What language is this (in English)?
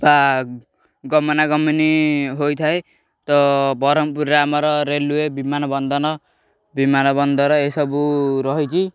Odia